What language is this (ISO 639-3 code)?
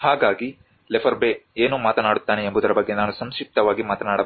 kan